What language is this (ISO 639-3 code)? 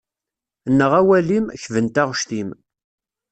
kab